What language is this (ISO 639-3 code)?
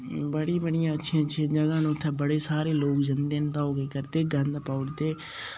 doi